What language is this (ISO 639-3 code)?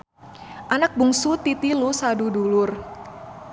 sun